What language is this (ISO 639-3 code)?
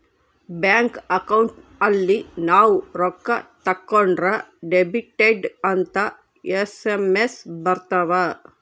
kan